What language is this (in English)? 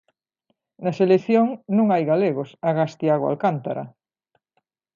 Galician